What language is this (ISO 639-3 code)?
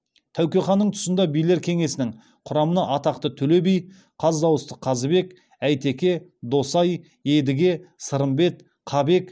kaz